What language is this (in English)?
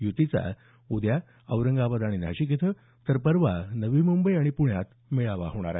Marathi